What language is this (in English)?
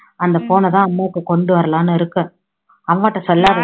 Tamil